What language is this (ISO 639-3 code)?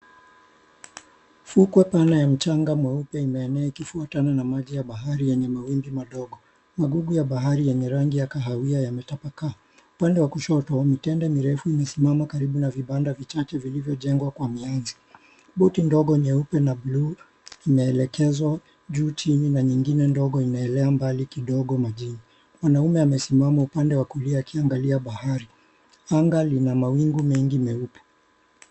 swa